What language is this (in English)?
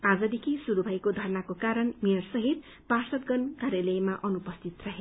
Nepali